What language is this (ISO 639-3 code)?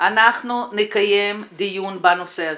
heb